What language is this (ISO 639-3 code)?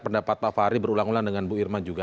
ind